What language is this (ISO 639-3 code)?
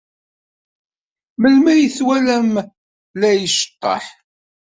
kab